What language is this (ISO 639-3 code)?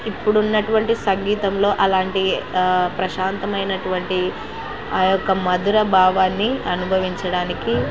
tel